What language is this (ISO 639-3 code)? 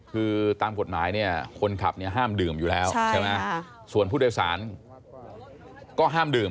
tha